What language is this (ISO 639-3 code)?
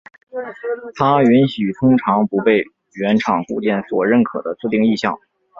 zho